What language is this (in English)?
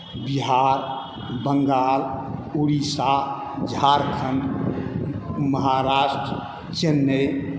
Maithili